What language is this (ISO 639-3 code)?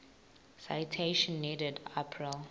ssw